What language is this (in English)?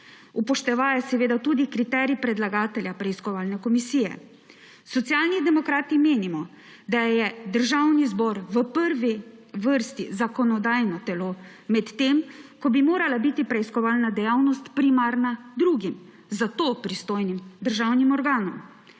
Slovenian